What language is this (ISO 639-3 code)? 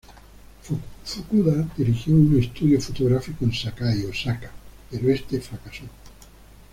spa